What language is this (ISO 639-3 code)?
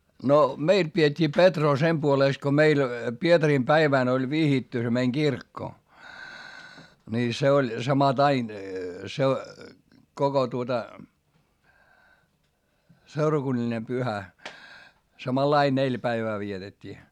fin